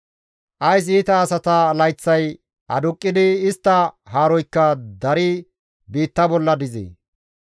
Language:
Gamo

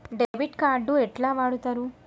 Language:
Telugu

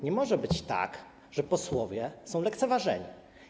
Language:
Polish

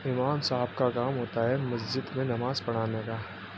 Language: Urdu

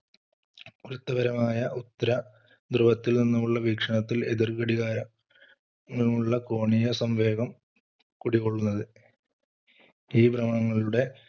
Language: Malayalam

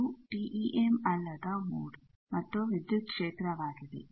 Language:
Kannada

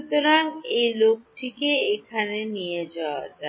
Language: Bangla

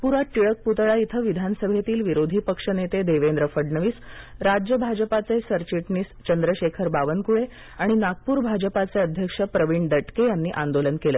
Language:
Marathi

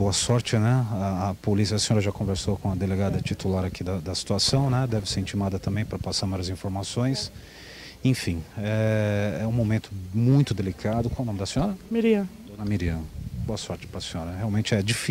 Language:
Portuguese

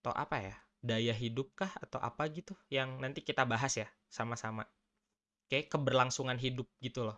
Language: Indonesian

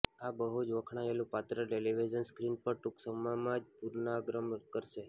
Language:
Gujarati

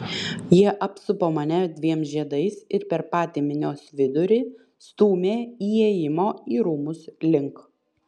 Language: Lithuanian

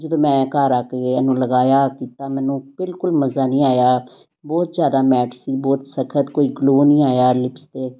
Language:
Punjabi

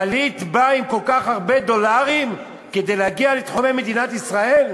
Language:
Hebrew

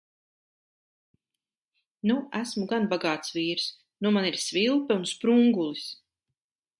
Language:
Latvian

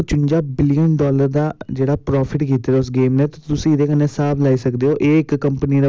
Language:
Dogri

